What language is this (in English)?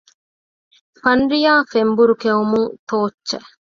Divehi